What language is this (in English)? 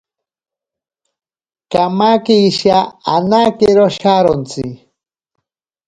Ashéninka Perené